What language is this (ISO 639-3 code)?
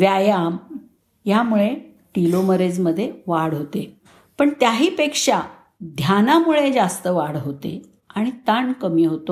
mar